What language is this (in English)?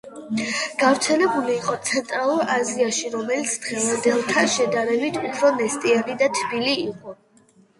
Georgian